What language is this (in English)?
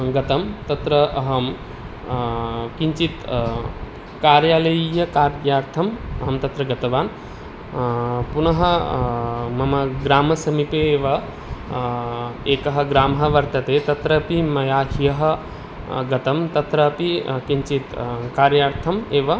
Sanskrit